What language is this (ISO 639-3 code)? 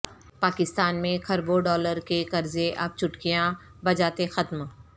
urd